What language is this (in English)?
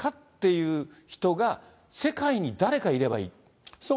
Japanese